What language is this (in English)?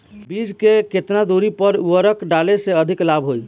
Bhojpuri